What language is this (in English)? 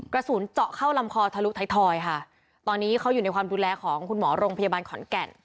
Thai